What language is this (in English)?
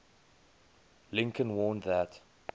English